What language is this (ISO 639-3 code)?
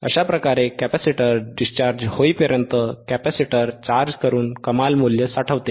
mar